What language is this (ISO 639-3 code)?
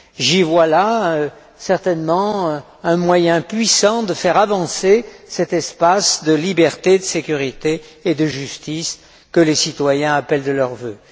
fra